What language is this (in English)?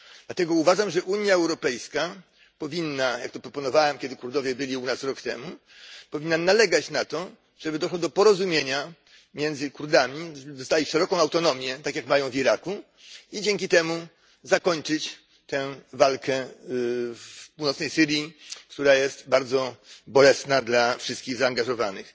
Polish